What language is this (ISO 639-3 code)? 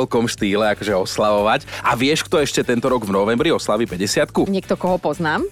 slk